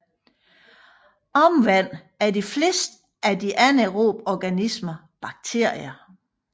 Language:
Danish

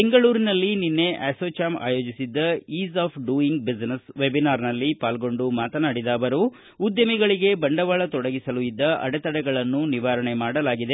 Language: Kannada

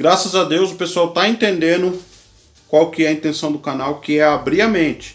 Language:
Portuguese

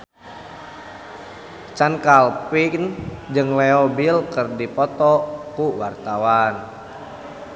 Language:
Sundanese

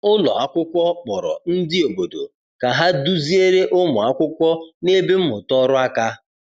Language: Igbo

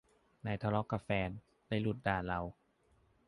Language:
Thai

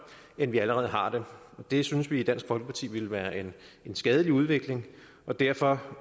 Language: Danish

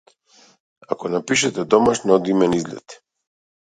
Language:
Macedonian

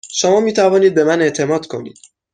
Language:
Persian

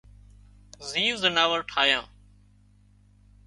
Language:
Wadiyara Koli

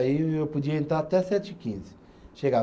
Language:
Portuguese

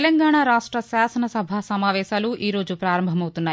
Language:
Telugu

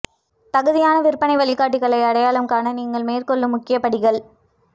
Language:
Tamil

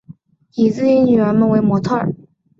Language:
Chinese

